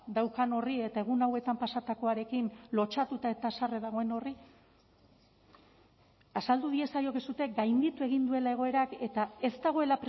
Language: Basque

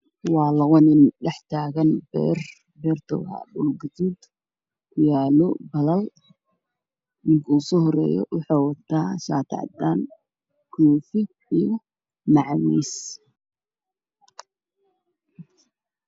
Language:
Somali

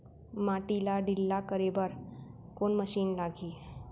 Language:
Chhattisgarhi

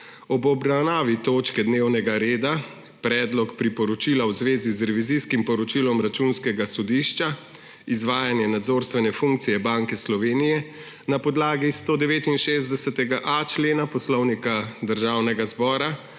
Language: Slovenian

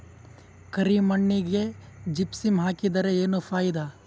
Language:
Kannada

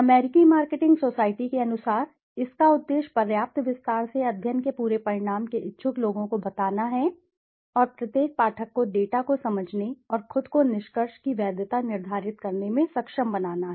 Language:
Hindi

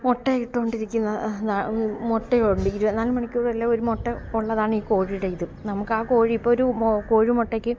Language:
Malayalam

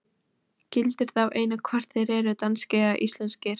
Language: Icelandic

